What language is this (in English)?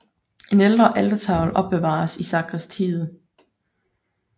Danish